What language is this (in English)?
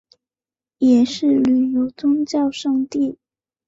Chinese